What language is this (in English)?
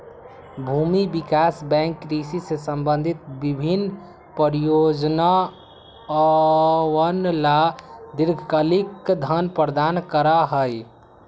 Magahi